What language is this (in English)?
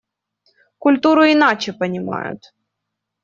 Russian